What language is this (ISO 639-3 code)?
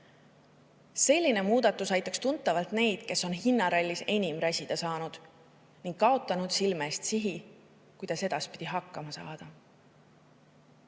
est